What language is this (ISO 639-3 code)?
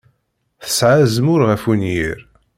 kab